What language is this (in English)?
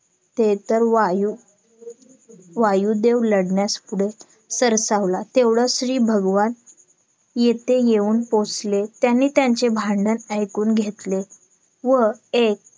Marathi